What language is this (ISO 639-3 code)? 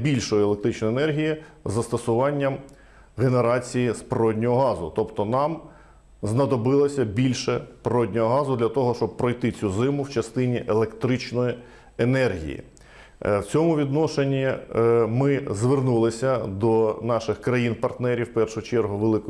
ukr